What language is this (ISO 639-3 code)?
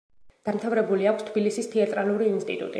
kat